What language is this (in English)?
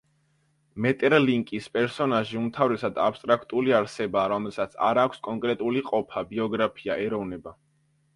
Georgian